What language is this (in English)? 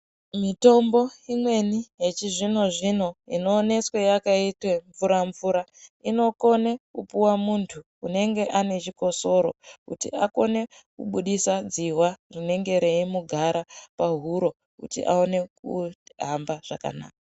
Ndau